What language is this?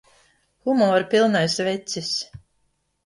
Latvian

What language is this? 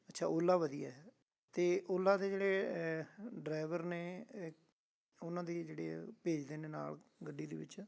Punjabi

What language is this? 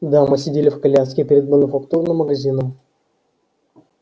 Russian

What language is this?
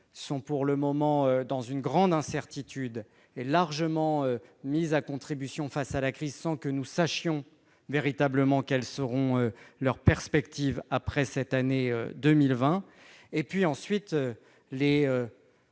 French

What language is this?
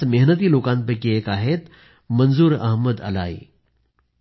Marathi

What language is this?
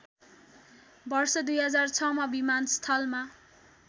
Nepali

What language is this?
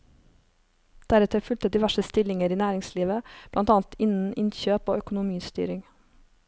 Norwegian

